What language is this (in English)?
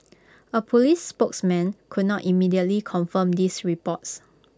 English